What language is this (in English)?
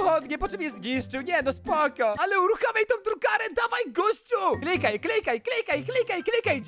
Polish